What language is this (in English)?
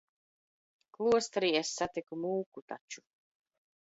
Latvian